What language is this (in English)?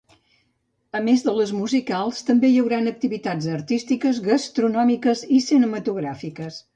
Catalan